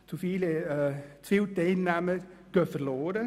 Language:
Swiss German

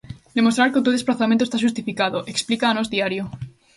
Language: Galician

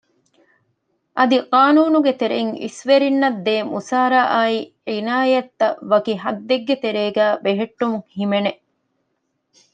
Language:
Divehi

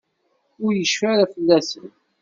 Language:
Kabyle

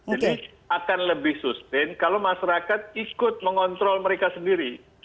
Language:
Indonesian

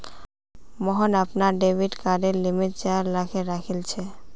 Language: Magahi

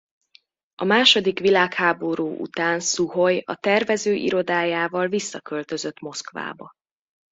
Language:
Hungarian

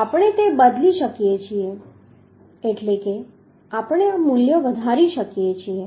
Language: Gujarati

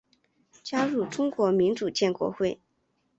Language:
Chinese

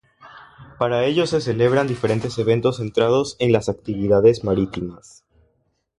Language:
Spanish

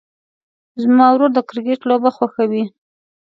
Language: Pashto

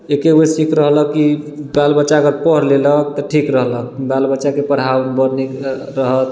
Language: Maithili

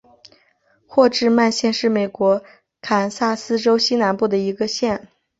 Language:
Chinese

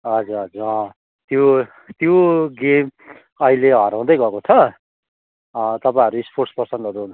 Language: Nepali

